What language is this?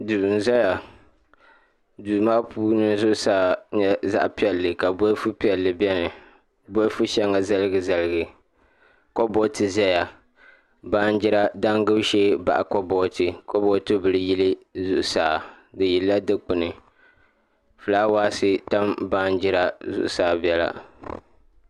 Dagbani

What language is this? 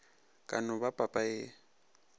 Northern Sotho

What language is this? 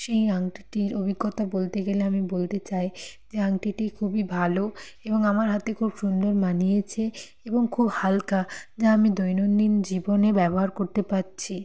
Bangla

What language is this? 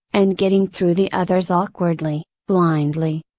English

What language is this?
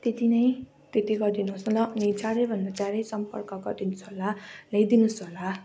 Nepali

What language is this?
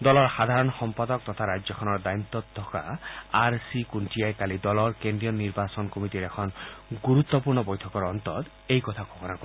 Assamese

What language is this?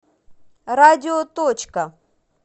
Russian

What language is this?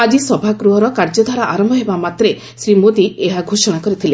Odia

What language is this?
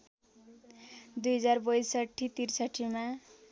Nepali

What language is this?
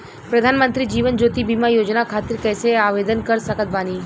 Bhojpuri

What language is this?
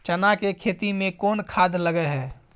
Maithili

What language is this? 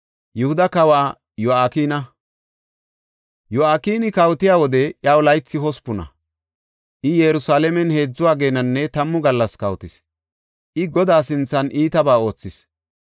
Gofa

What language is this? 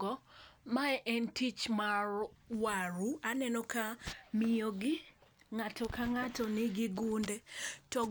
Luo (Kenya and Tanzania)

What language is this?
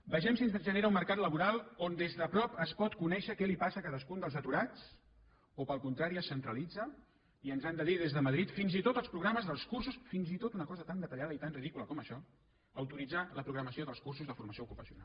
Catalan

